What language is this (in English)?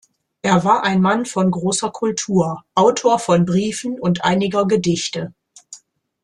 German